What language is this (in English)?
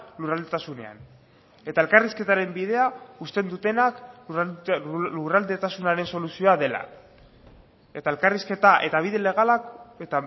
Basque